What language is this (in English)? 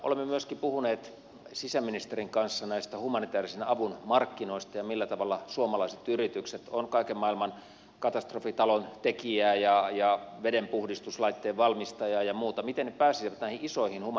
Finnish